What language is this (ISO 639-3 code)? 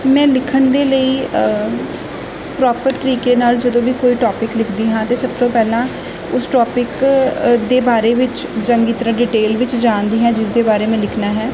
pan